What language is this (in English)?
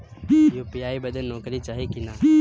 Bhojpuri